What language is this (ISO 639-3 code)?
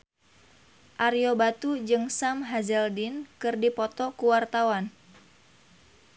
sun